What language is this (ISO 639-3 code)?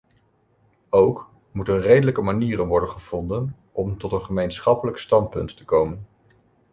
nld